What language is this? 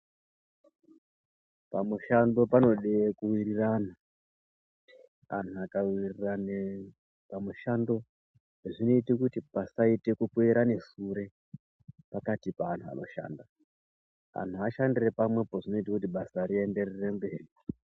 Ndau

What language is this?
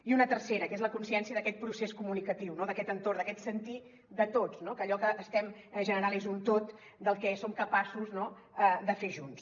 Catalan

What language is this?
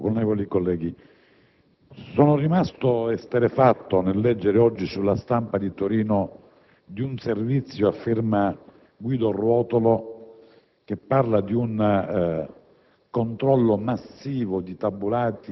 Italian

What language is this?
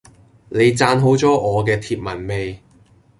Cantonese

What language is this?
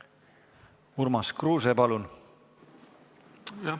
Estonian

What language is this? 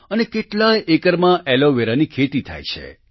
Gujarati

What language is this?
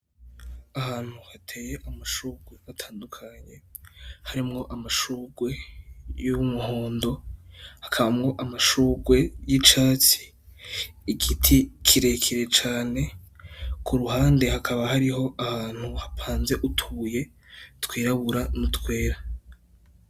Rundi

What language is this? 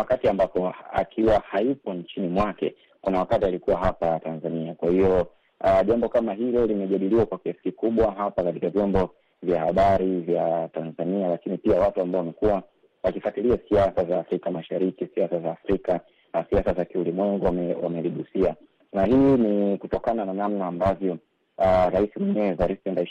Swahili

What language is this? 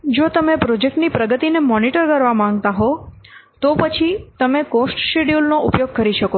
Gujarati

